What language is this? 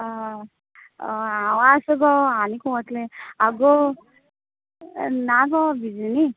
Konkani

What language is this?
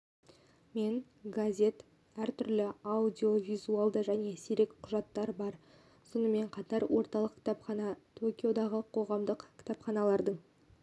Kazakh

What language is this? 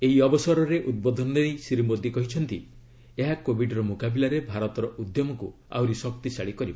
Odia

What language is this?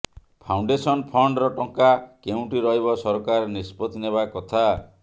Odia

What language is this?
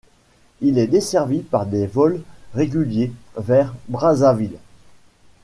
French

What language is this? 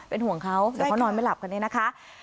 Thai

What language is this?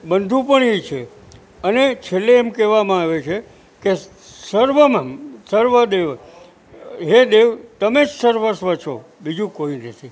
Gujarati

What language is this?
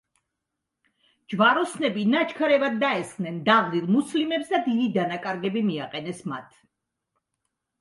Georgian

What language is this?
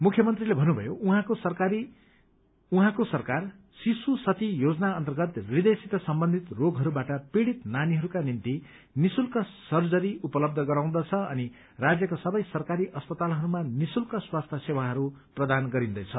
Nepali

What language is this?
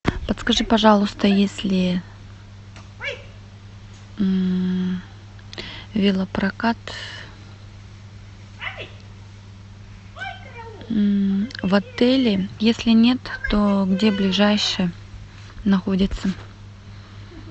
Russian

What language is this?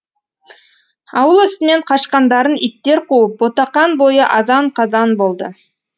Kazakh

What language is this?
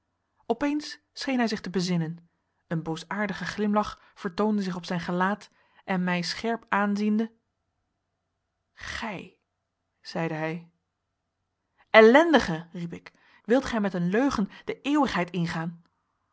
Dutch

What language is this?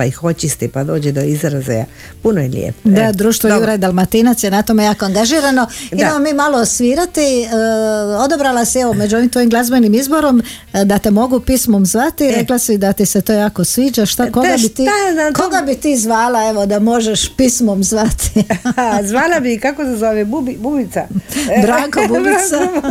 Croatian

